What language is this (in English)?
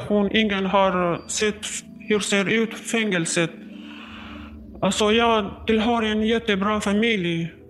Swedish